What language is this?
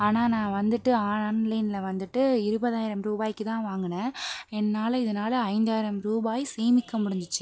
Tamil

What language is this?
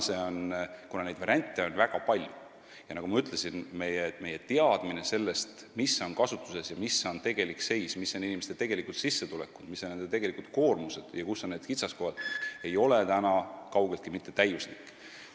Estonian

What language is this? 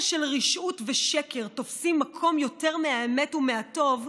Hebrew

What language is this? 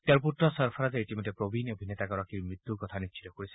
Assamese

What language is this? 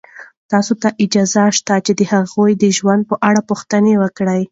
Pashto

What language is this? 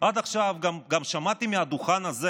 Hebrew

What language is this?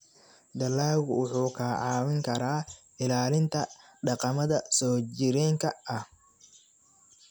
Somali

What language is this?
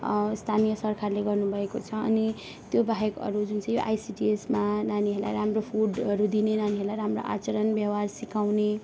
Nepali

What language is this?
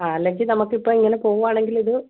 Malayalam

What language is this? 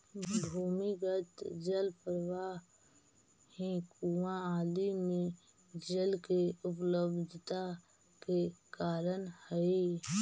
Magahi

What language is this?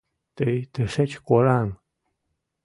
Mari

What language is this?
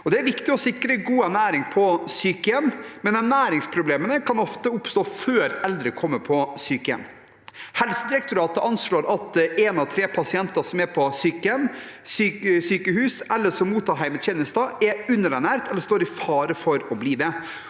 Norwegian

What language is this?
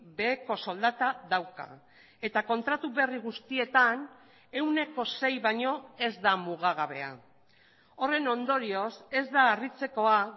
Basque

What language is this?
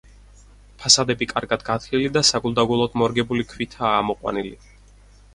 Georgian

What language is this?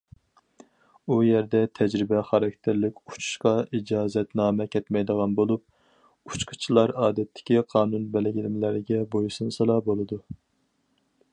Uyghur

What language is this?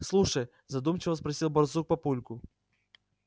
Russian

